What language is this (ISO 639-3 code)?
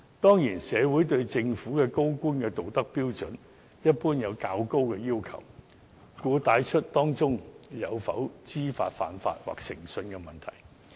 yue